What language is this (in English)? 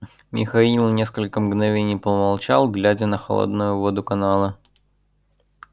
Russian